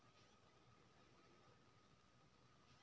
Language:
Maithili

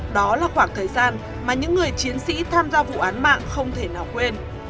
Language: Vietnamese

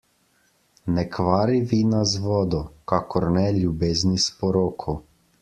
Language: Slovenian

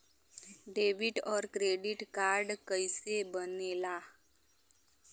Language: Bhojpuri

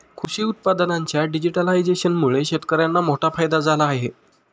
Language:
Marathi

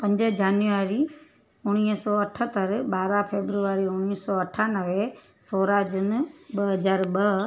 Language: Sindhi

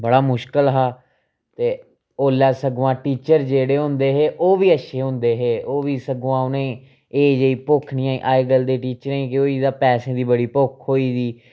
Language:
Dogri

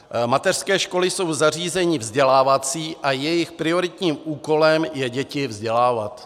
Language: Czech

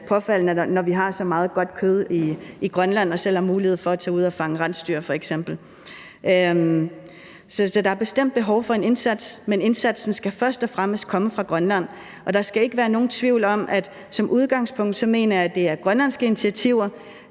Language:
Danish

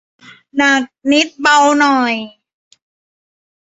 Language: Thai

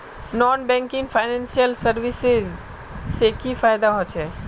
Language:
Magahi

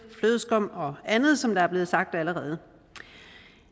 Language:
Danish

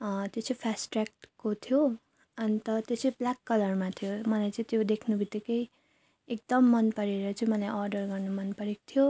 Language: Nepali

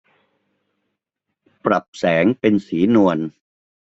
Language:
Thai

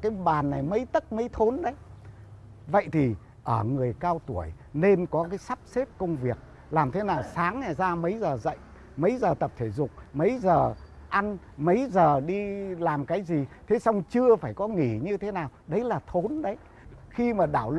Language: Vietnamese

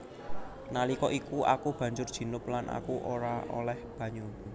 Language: Javanese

